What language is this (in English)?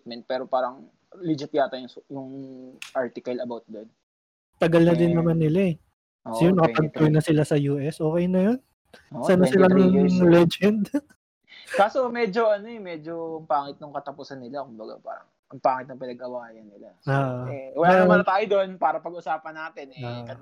Filipino